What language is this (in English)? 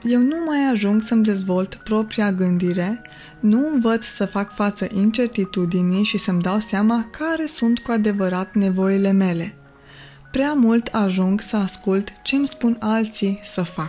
Romanian